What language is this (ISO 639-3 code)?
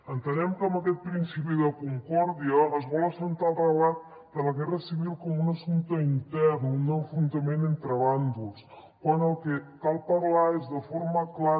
cat